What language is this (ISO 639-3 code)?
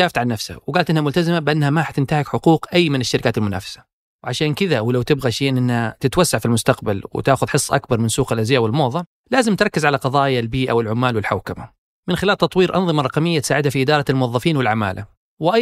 ara